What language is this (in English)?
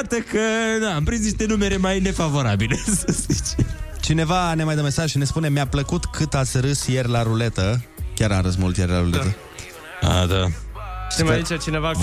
Romanian